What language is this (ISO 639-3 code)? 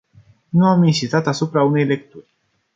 ron